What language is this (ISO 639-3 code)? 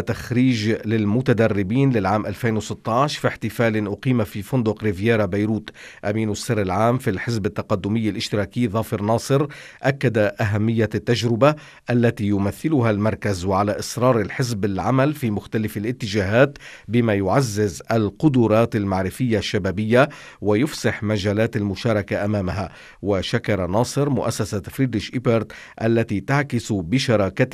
ara